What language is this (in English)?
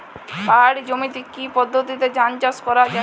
Bangla